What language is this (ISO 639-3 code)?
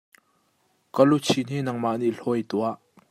cnh